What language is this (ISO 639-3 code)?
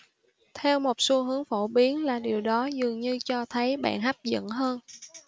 vie